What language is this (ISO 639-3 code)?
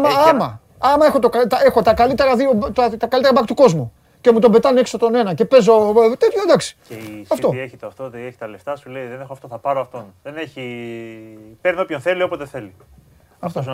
ell